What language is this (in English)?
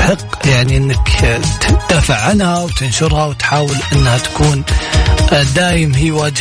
Arabic